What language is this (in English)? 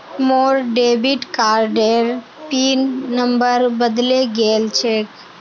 Magahi